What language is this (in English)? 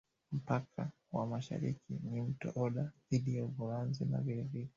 Swahili